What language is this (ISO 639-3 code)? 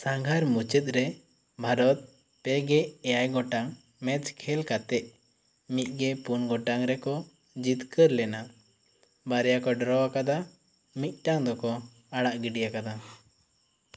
sat